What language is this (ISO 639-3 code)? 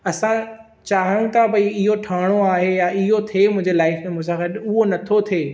snd